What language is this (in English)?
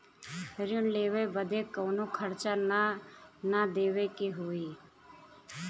Bhojpuri